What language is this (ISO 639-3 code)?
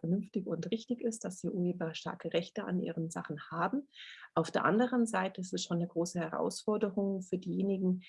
deu